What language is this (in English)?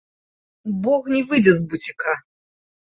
Belarusian